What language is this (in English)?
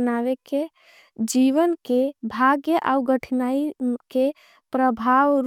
Angika